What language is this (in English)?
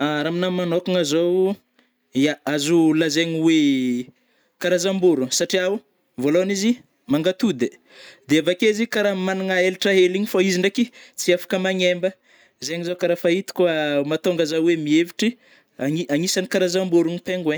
Northern Betsimisaraka Malagasy